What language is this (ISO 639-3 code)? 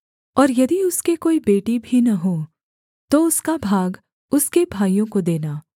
hin